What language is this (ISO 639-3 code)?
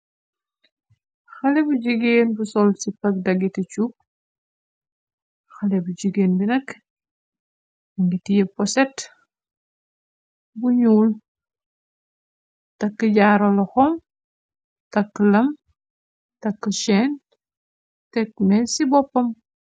wol